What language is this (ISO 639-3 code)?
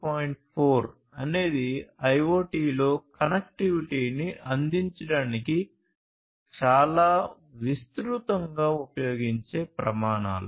tel